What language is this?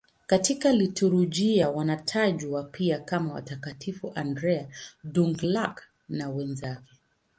Swahili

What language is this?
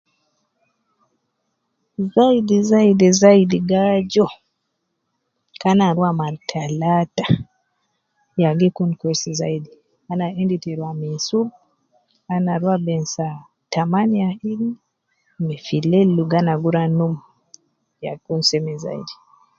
Nubi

